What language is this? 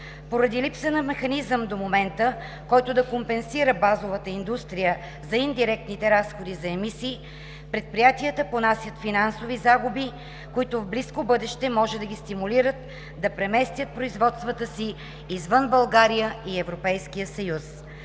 Bulgarian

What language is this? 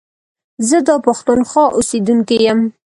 Pashto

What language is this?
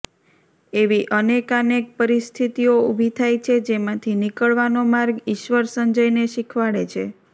Gujarati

